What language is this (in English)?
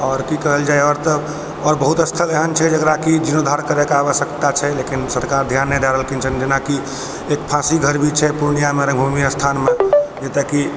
Maithili